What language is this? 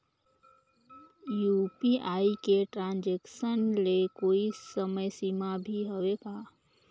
Chhattisgarhi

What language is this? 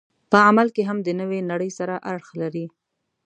Pashto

